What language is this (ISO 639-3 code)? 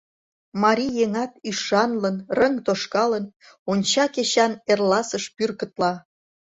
chm